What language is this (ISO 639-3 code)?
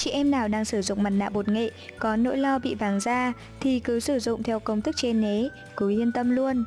vie